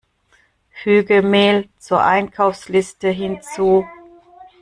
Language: German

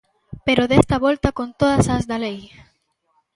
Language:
Galician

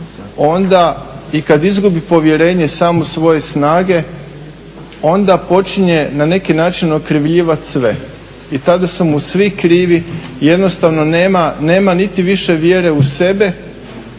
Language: Croatian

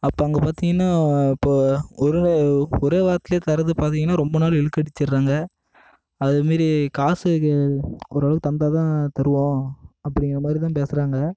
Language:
Tamil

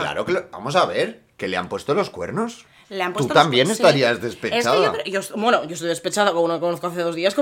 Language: Spanish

